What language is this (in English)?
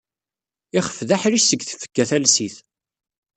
Kabyle